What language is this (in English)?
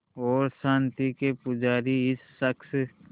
Hindi